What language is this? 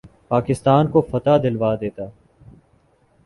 Urdu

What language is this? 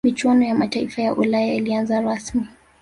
Swahili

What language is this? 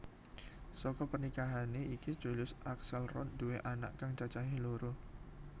Javanese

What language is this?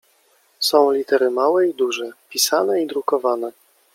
Polish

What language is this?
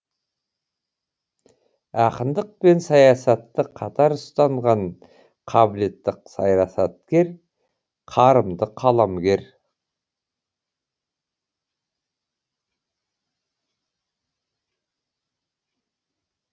Kazakh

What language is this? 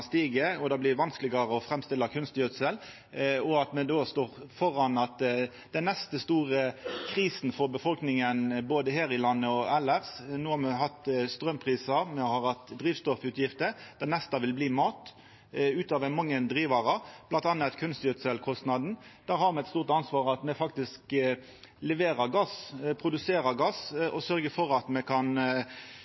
Norwegian Nynorsk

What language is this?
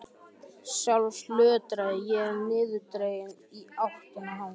Icelandic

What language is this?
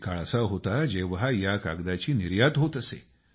Marathi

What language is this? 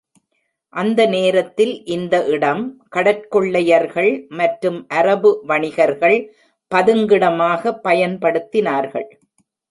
Tamil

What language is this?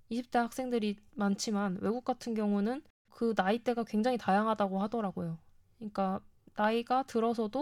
Korean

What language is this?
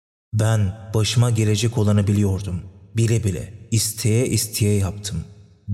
Turkish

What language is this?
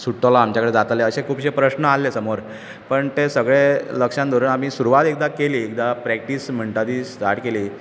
Konkani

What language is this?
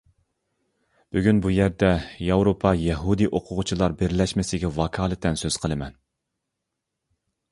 Uyghur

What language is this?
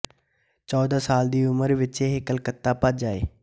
Punjabi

